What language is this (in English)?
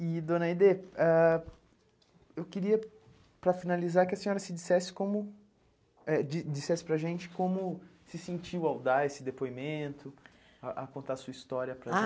Portuguese